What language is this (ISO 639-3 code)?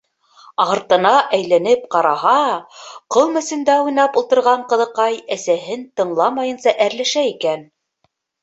bak